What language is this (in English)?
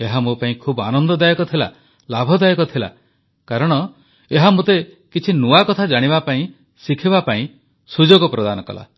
Odia